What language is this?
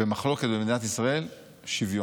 Hebrew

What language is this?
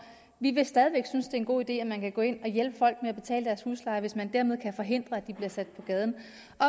Danish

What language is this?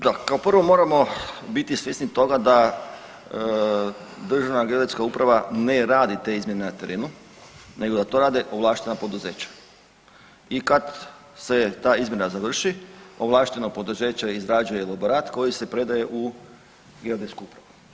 Croatian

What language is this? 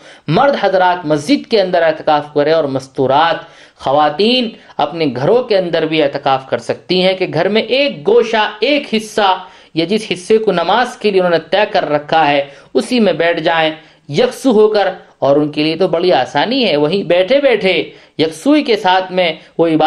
Urdu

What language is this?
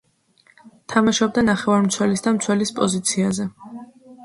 Georgian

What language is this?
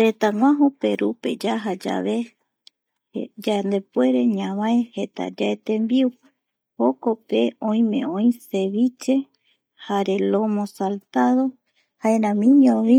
Eastern Bolivian Guaraní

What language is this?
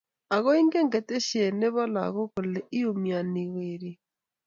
Kalenjin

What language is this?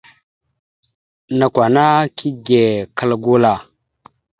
Mada (Cameroon)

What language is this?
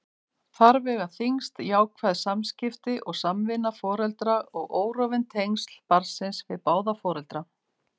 Icelandic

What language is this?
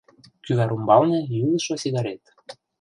Mari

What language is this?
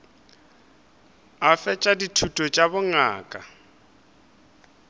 Northern Sotho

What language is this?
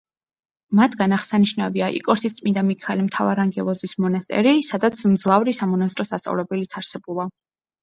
Georgian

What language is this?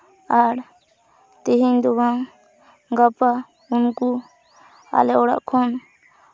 Santali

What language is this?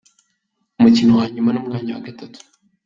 Kinyarwanda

